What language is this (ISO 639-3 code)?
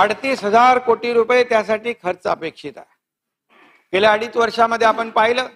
mar